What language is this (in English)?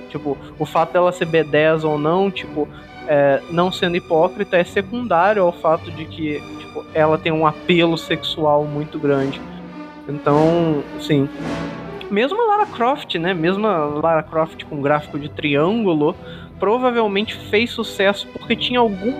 Portuguese